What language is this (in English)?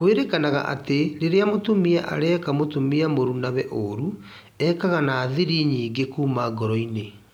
Kikuyu